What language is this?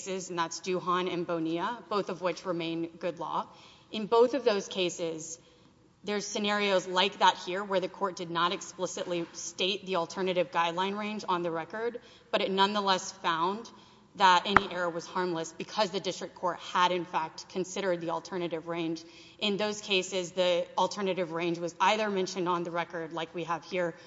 English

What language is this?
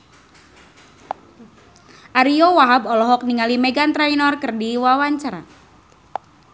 Sundanese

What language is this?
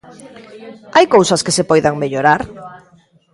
Galician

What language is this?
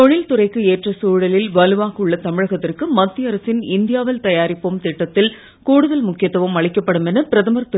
Tamil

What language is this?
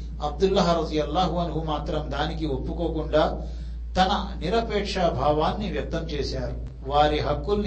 Telugu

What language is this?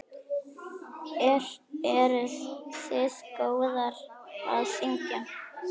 Icelandic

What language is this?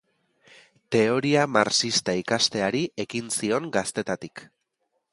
Basque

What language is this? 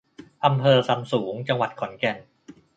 Thai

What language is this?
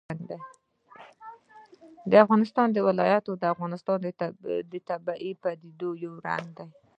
Pashto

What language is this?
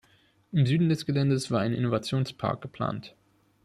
German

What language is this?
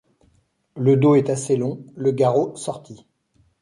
French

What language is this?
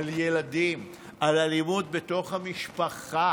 Hebrew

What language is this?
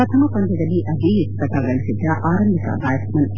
Kannada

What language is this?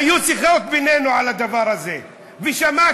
Hebrew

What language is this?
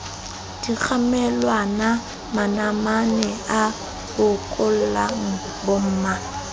Southern Sotho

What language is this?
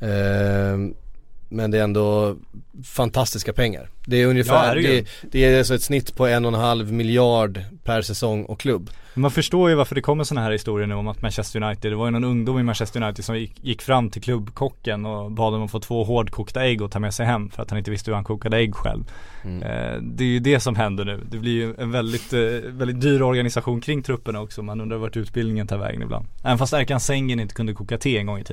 Swedish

